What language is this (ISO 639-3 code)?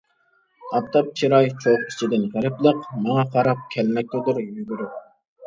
uig